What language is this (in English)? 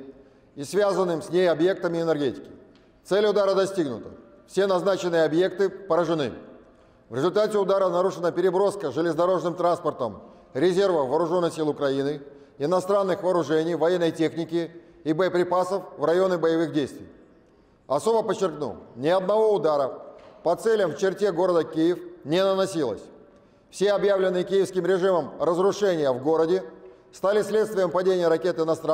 Russian